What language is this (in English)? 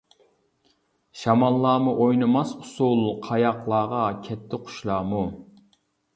Uyghur